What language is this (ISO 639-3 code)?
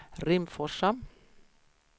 swe